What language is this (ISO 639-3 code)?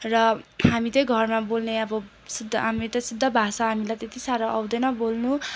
nep